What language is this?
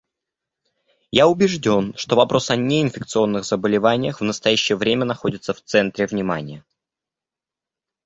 Russian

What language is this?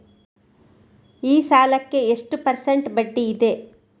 Kannada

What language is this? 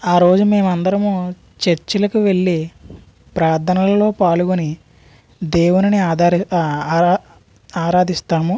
Telugu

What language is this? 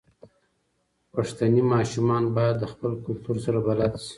Pashto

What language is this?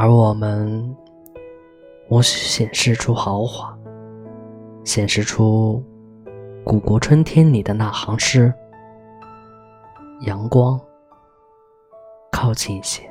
Chinese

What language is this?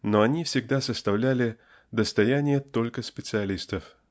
Russian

